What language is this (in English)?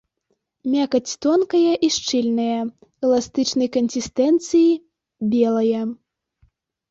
Belarusian